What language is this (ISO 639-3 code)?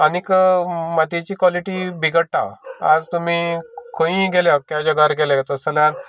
kok